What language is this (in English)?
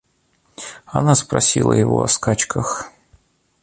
Russian